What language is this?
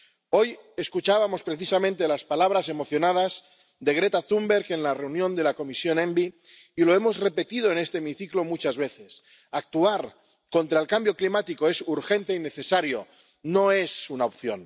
Spanish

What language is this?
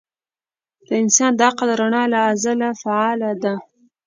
Pashto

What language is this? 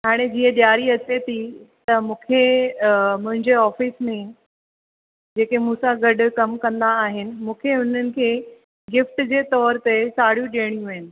Sindhi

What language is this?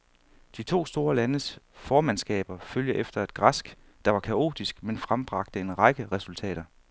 Danish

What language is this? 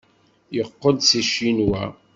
Kabyle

